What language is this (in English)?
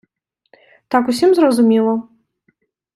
Ukrainian